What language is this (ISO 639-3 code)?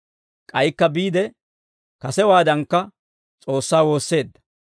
dwr